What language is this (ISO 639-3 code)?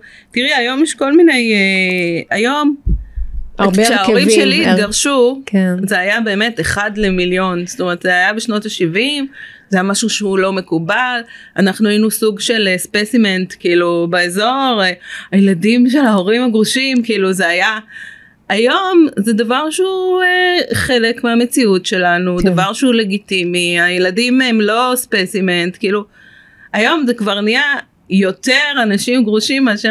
heb